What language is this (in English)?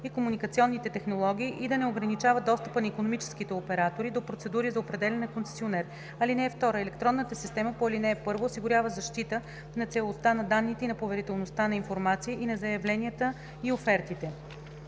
Bulgarian